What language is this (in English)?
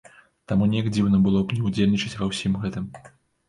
Belarusian